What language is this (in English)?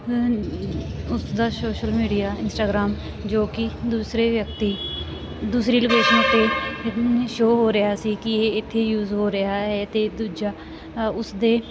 Punjabi